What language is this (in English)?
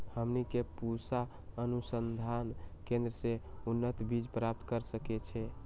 Magahi